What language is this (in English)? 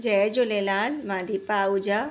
Sindhi